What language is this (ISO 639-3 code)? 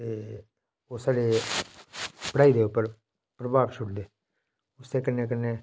doi